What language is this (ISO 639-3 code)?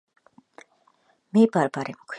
kat